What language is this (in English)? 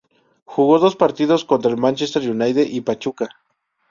Spanish